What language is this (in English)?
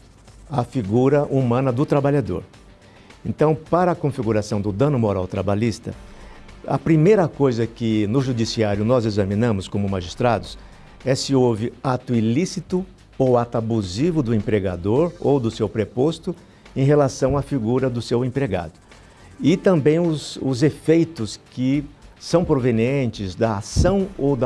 Portuguese